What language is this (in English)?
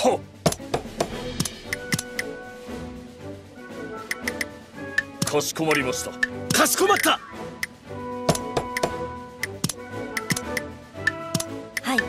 Japanese